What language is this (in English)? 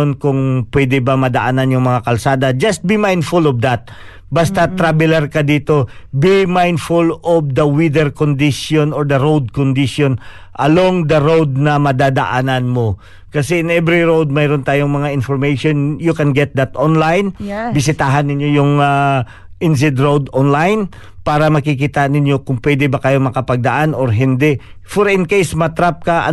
Filipino